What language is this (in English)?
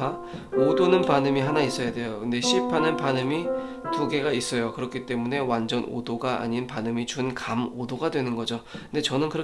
Korean